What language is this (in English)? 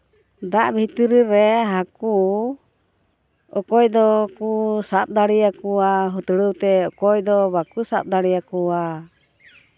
Santali